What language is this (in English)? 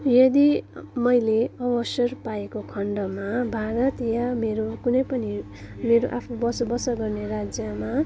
Nepali